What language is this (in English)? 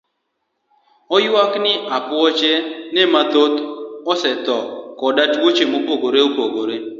Luo (Kenya and Tanzania)